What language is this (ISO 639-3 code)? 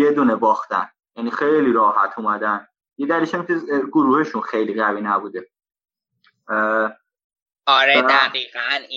fas